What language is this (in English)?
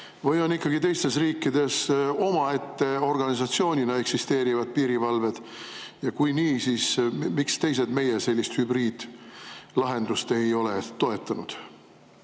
Estonian